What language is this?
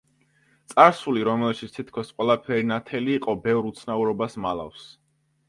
Georgian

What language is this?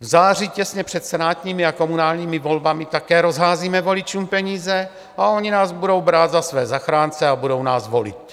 Czech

